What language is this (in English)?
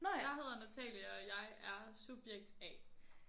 Danish